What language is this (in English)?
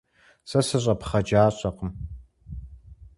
Kabardian